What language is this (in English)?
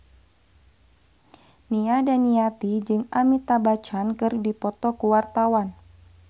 Sundanese